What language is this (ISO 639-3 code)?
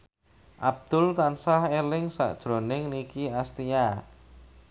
jav